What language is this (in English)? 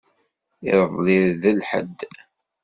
Kabyle